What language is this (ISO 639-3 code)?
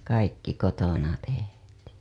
fin